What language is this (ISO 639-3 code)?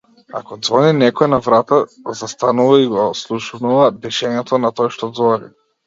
mkd